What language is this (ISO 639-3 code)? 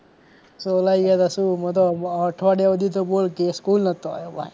guj